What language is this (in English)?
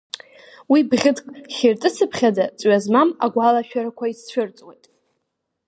Abkhazian